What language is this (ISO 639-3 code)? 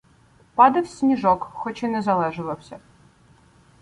ukr